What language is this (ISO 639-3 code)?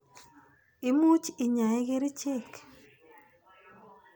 kln